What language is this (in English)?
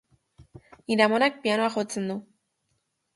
Basque